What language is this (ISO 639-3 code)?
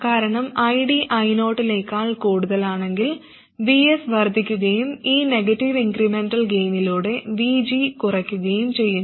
mal